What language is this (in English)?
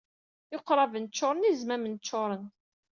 Kabyle